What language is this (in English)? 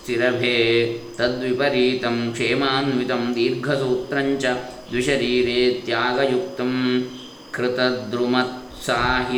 Kannada